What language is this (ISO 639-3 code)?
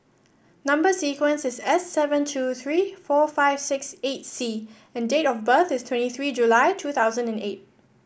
eng